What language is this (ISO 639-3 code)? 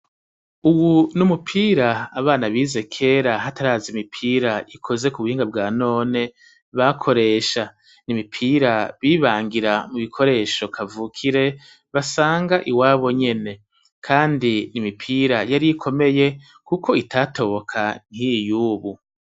run